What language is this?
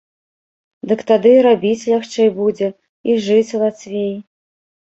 Belarusian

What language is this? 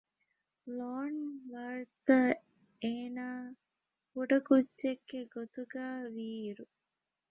Divehi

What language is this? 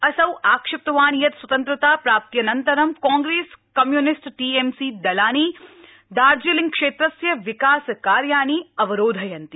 Sanskrit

